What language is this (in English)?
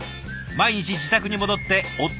Japanese